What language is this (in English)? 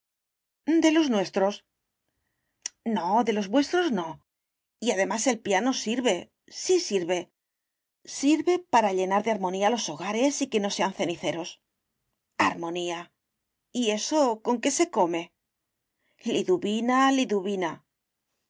Spanish